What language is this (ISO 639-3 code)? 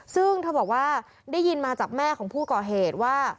tha